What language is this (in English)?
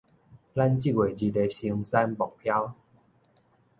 Min Nan Chinese